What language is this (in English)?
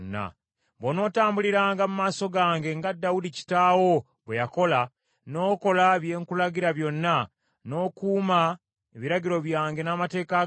Ganda